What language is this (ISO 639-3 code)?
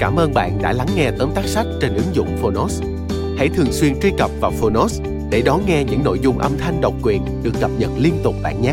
vie